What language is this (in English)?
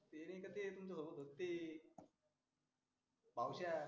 Marathi